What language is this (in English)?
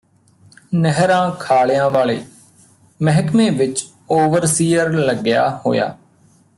Punjabi